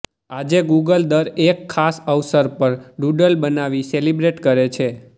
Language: Gujarati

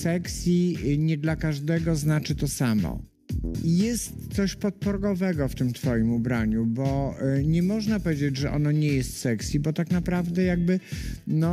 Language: Polish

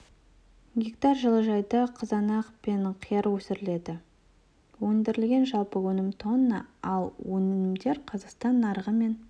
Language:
Kazakh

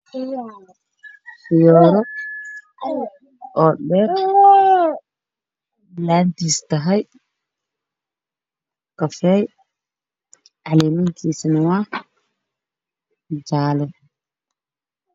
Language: Somali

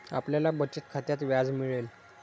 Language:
Marathi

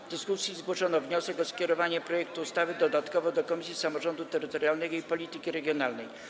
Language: Polish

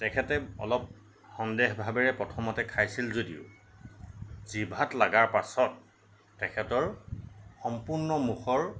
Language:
Assamese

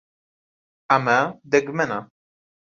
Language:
Central Kurdish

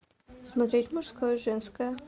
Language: Russian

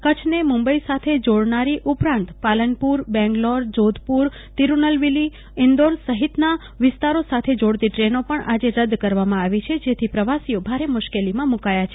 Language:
Gujarati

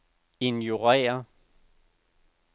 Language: Danish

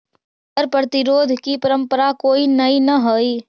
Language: Magahi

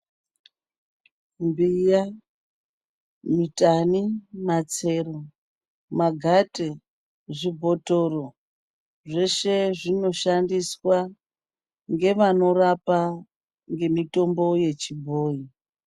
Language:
Ndau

